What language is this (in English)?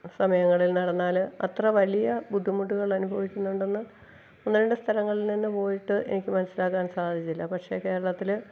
Malayalam